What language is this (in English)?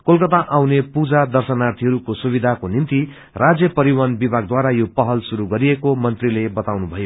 Nepali